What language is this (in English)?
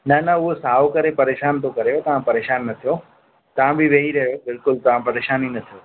Sindhi